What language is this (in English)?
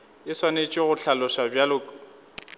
Northern Sotho